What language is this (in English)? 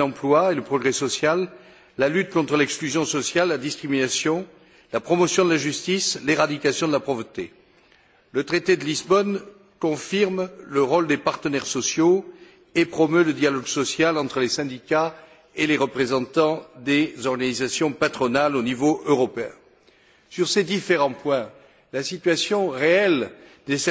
French